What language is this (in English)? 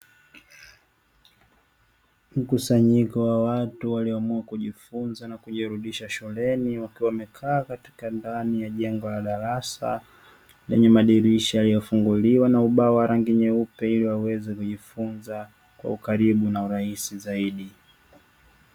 Swahili